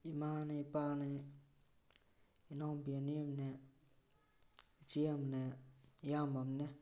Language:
Manipuri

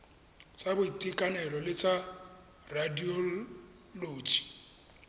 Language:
Tswana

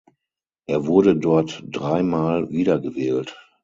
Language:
German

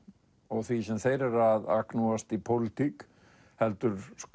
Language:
Icelandic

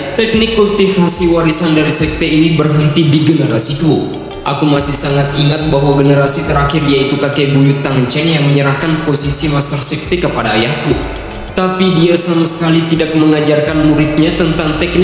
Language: Indonesian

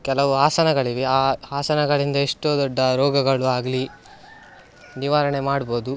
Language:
Kannada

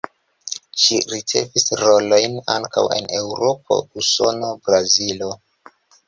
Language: Esperanto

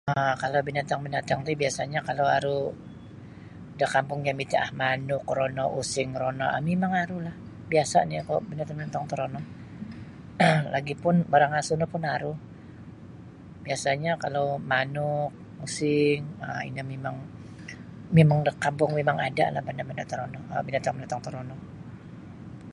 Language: Sabah Bisaya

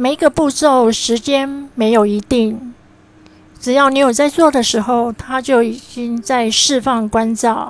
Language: Chinese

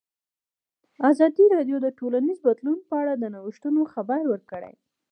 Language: Pashto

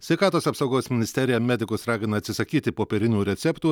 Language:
Lithuanian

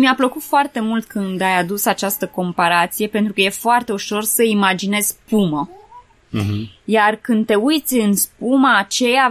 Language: Romanian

